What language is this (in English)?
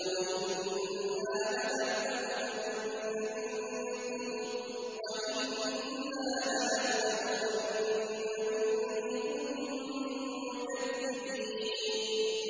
Arabic